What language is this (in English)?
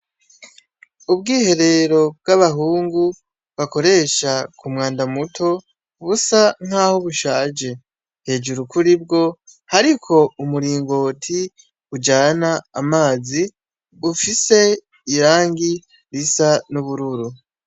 Rundi